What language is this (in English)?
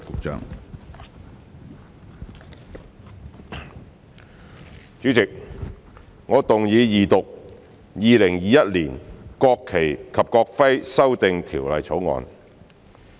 Cantonese